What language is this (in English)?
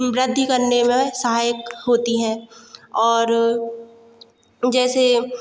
Hindi